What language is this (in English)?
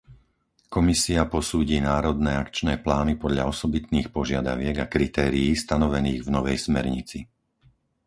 Slovak